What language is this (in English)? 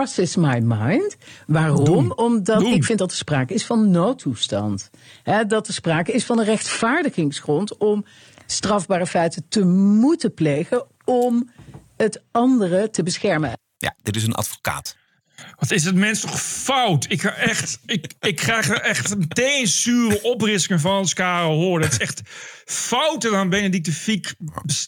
Dutch